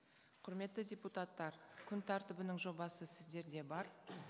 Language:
Kazakh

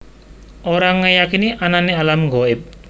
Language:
Javanese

